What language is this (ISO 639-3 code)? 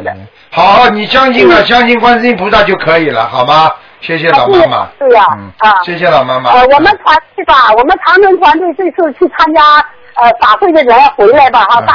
zho